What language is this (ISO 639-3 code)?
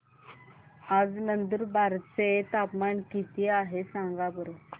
mar